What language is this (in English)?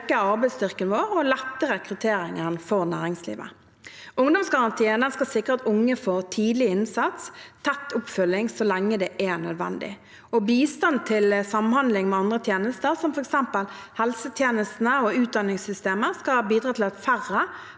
Norwegian